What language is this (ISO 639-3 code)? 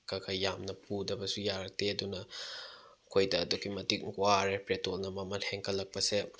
mni